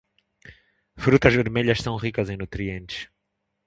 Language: Portuguese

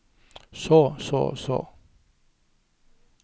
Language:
Norwegian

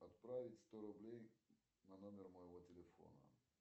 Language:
Russian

